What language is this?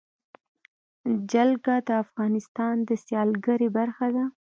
Pashto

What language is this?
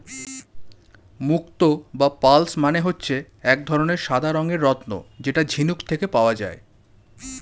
Bangla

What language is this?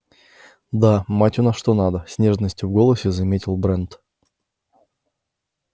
Russian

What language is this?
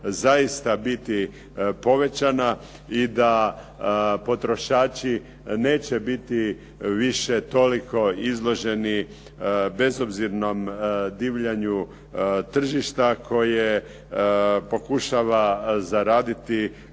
Croatian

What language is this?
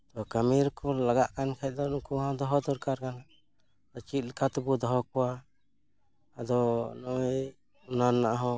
Santali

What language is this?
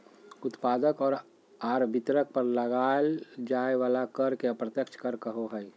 Magahi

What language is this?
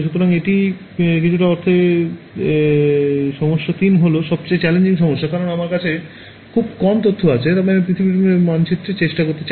Bangla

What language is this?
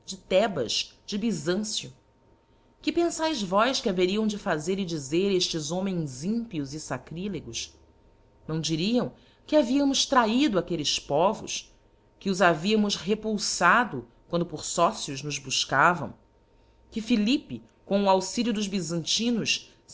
Portuguese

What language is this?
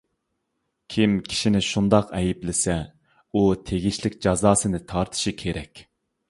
Uyghur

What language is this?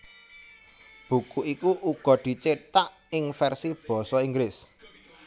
Javanese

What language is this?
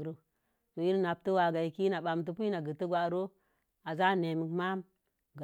Mom Jango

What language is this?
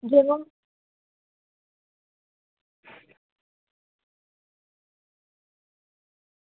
Dogri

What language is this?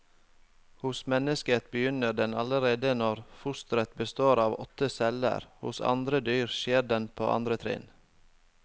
Norwegian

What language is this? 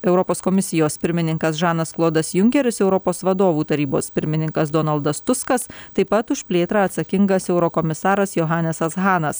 Lithuanian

